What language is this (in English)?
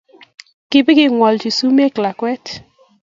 Kalenjin